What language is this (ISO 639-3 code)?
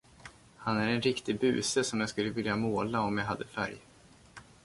swe